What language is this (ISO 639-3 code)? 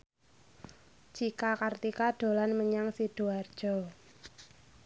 jav